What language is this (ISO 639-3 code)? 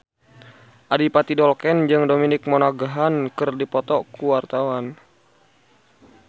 sun